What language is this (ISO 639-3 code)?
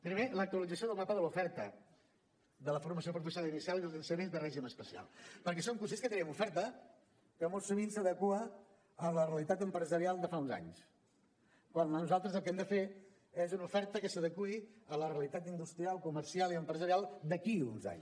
cat